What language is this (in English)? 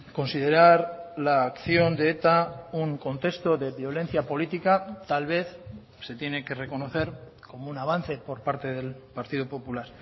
Spanish